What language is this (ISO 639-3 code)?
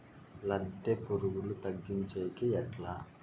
tel